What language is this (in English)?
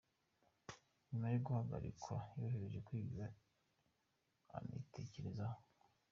Kinyarwanda